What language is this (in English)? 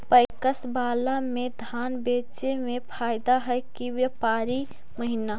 Magahi